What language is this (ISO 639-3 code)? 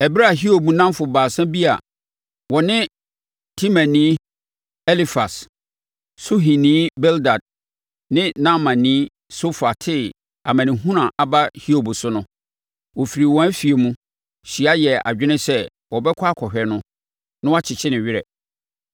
aka